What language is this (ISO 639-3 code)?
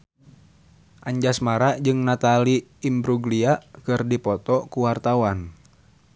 sun